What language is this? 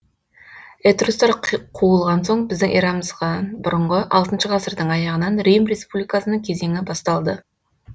Kazakh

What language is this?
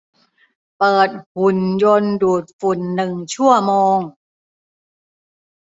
Thai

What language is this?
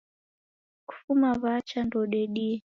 Taita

